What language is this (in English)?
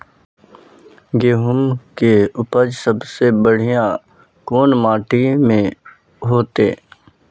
Magahi